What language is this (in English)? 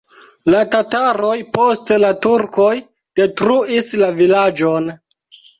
Esperanto